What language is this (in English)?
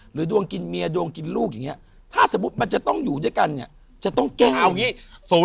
Thai